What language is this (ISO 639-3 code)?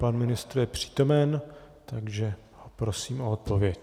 ces